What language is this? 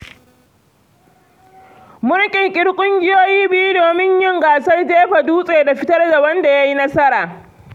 Hausa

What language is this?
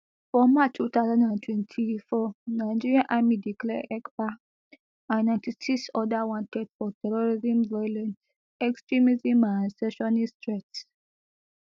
Nigerian Pidgin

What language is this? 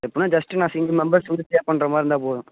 Tamil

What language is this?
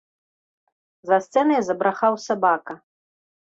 Belarusian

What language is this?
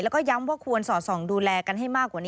Thai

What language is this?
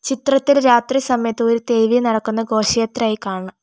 Malayalam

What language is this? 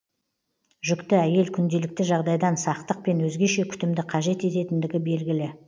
Kazakh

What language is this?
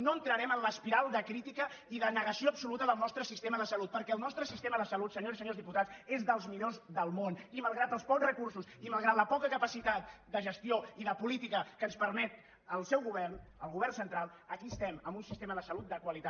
Catalan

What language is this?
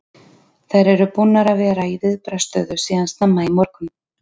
Icelandic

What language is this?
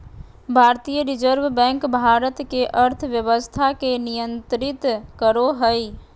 Magahi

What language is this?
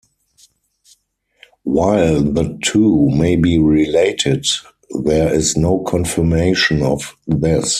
English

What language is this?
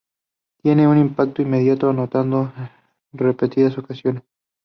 Spanish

